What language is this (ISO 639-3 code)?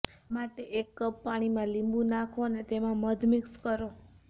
guj